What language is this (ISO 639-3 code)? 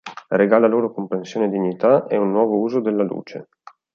ita